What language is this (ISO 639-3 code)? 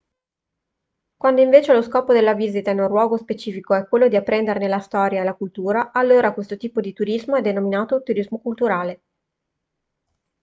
ita